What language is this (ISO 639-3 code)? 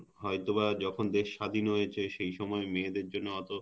ben